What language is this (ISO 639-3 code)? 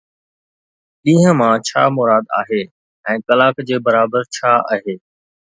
snd